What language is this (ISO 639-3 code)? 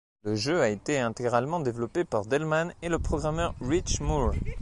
fra